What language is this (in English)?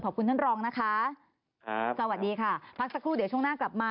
Thai